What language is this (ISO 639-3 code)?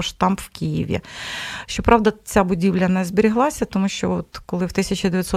ukr